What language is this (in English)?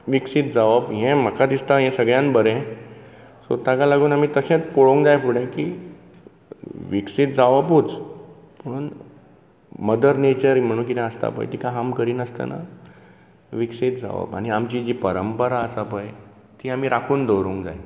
Konkani